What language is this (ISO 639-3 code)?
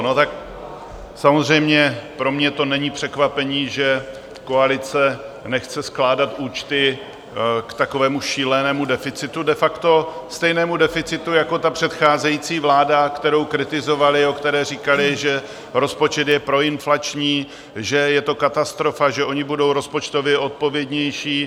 ces